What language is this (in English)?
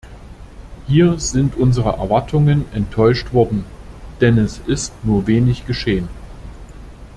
German